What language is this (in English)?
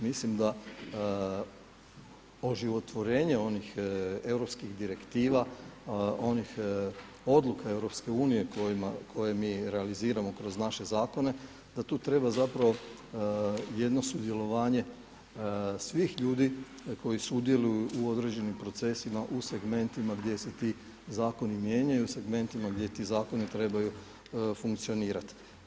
Croatian